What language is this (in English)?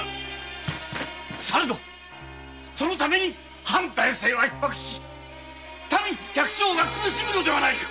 Japanese